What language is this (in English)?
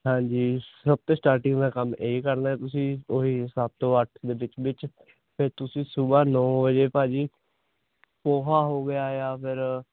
Punjabi